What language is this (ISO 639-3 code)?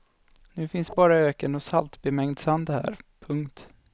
swe